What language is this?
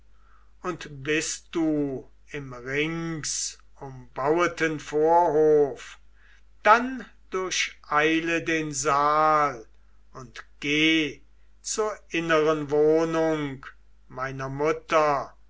German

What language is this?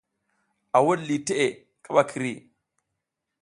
South Giziga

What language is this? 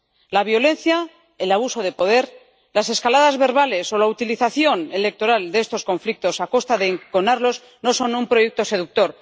Spanish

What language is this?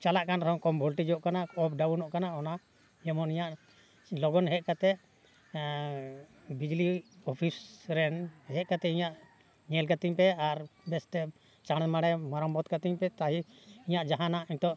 Santali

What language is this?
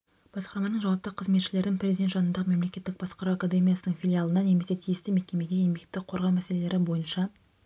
Kazakh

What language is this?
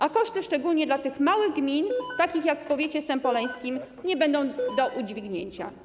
Polish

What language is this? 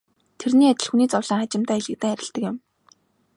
Mongolian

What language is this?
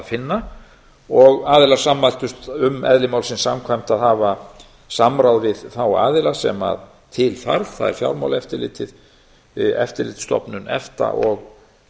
Icelandic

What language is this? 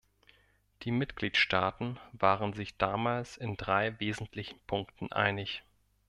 German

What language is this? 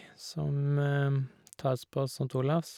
Norwegian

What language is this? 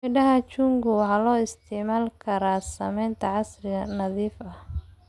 Somali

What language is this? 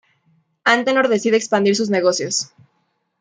Spanish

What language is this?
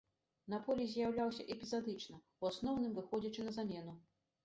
Belarusian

